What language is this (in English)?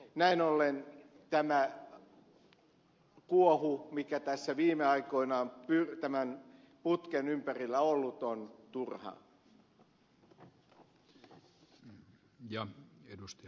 Finnish